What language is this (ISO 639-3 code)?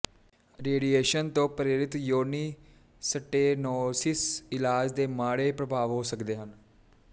pan